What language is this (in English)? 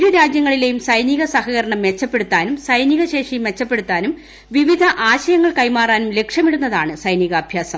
Malayalam